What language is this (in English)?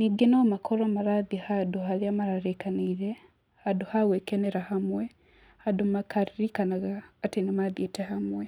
Kikuyu